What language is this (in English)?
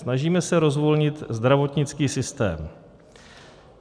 Czech